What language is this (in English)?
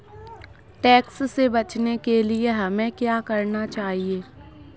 Hindi